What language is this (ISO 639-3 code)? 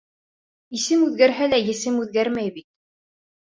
bak